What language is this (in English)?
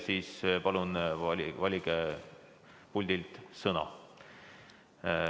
Estonian